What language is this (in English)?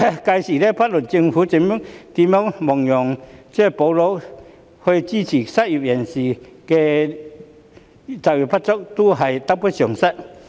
Cantonese